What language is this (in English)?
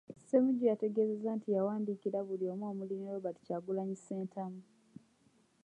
Ganda